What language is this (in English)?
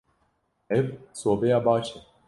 Kurdish